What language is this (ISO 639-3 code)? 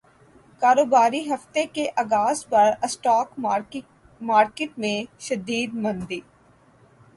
urd